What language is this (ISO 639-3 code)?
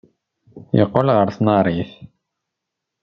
kab